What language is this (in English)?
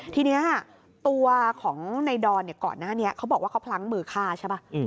Thai